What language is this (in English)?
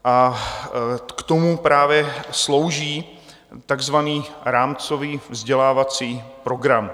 Czech